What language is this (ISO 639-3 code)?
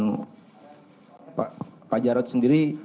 ind